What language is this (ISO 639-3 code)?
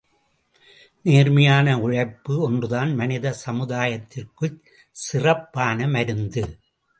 tam